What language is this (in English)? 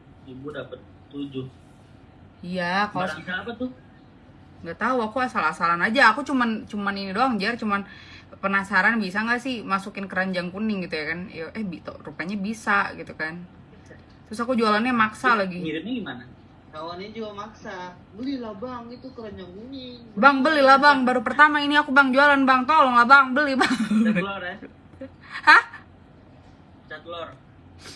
Indonesian